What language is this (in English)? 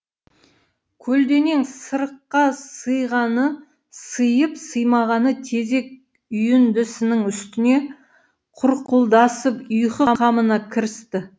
Kazakh